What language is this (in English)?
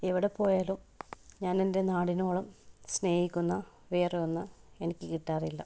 Malayalam